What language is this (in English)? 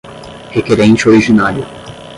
Portuguese